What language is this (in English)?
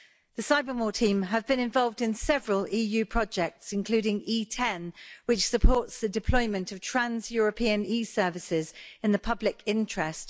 English